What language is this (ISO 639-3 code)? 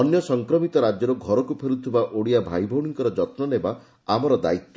ori